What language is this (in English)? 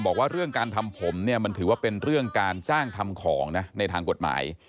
Thai